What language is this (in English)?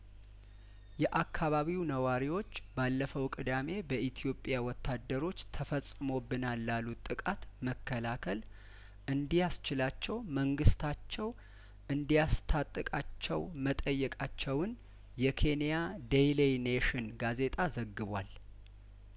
Amharic